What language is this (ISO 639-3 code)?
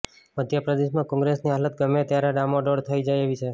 guj